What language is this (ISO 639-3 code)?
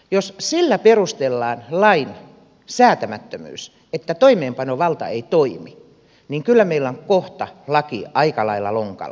fin